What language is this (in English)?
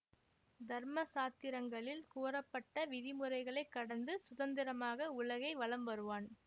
Tamil